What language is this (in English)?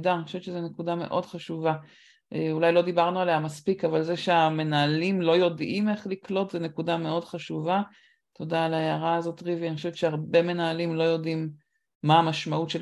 Hebrew